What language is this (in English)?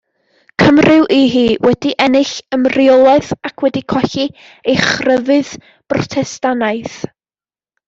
Welsh